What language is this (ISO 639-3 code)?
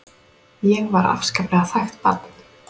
isl